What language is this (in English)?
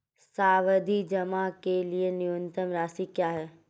Hindi